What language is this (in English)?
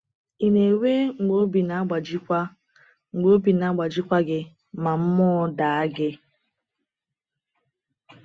Igbo